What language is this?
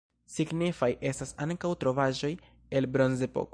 Esperanto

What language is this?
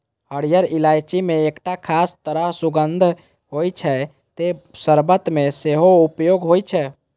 Maithili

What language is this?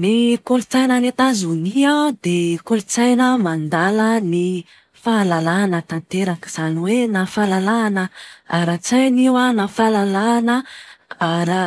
Malagasy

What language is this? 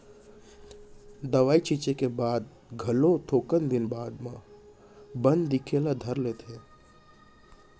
Chhattisgarhi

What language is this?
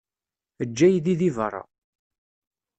Kabyle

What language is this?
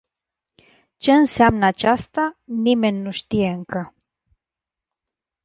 Romanian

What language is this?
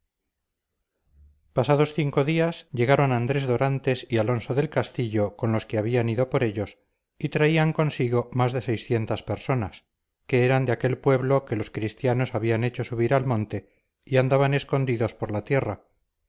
Spanish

